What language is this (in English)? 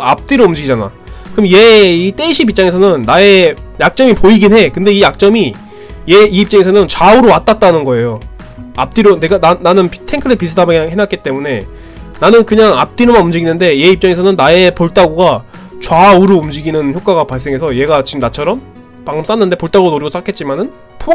Korean